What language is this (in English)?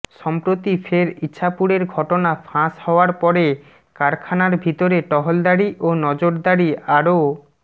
Bangla